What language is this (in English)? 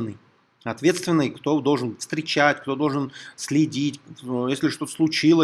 Russian